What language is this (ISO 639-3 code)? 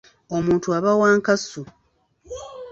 lug